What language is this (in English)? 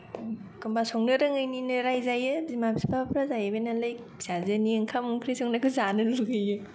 Bodo